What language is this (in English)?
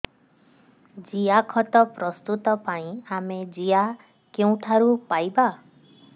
Odia